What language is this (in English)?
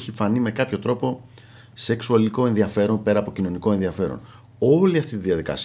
Greek